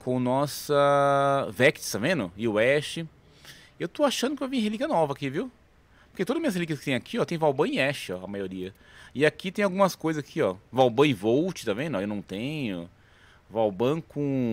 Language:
Portuguese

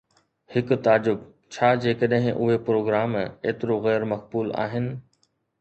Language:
Sindhi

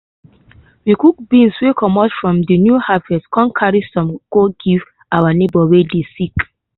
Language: Nigerian Pidgin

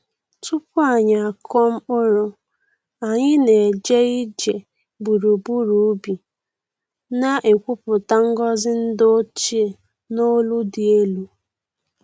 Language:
Igbo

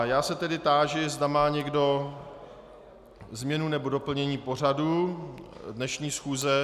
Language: Czech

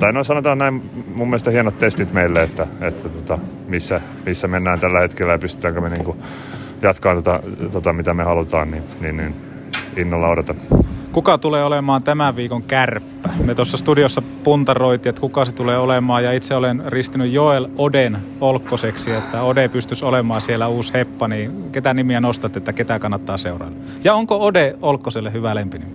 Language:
Finnish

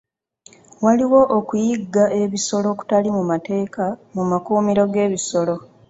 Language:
Ganda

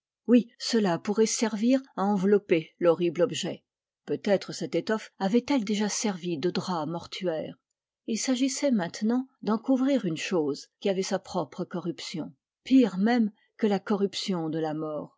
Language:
French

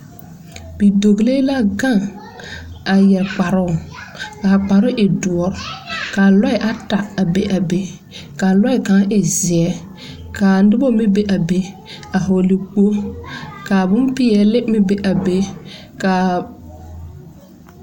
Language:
Southern Dagaare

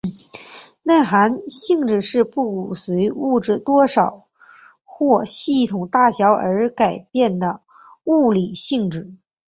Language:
Chinese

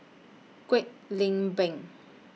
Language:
English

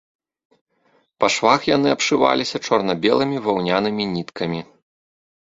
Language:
Belarusian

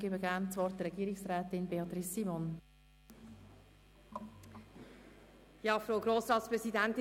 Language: Swiss German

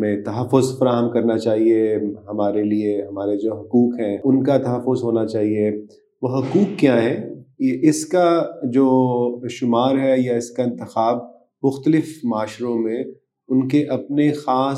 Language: Urdu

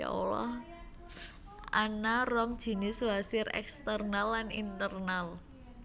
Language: Javanese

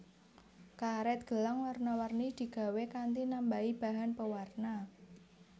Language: Javanese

